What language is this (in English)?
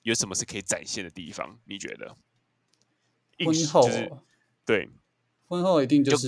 Chinese